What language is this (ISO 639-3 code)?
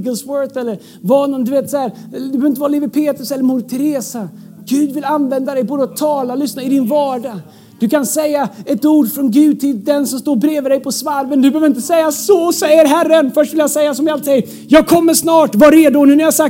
swe